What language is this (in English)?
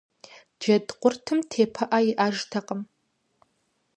Kabardian